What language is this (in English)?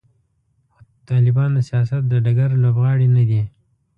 Pashto